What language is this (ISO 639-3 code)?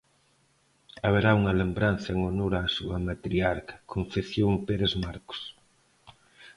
glg